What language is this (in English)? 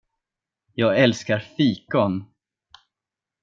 Swedish